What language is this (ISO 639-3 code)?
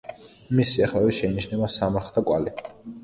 kat